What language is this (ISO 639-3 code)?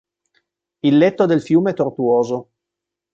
ita